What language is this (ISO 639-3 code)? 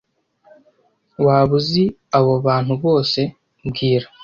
kin